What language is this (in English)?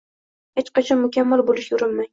Uzbek